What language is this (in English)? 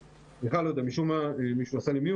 Hebrew